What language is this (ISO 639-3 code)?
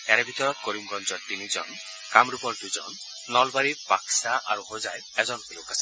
asm